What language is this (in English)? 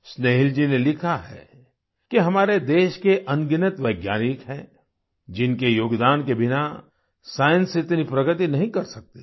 Hindi